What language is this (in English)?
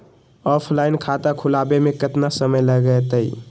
Magahi